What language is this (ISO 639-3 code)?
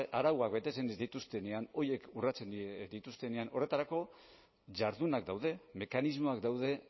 eus